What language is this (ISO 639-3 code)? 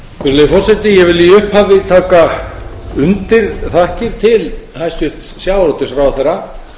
isl